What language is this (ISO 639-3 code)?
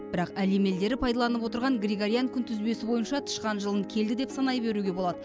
kaz